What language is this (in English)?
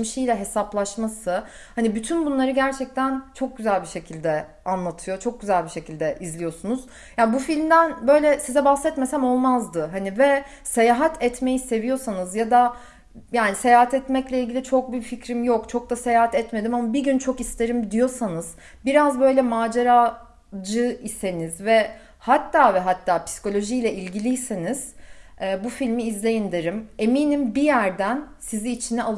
Turkish